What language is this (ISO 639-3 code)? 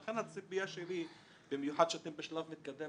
heb